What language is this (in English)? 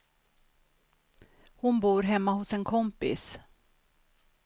Swedish